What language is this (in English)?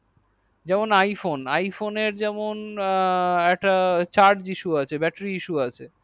Bangla